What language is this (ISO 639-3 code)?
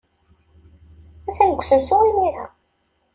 kab